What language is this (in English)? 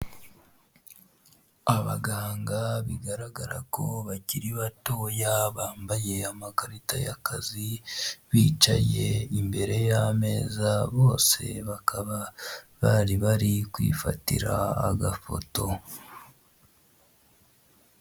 Kinyarwanda